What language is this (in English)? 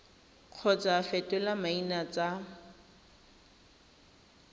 Tswana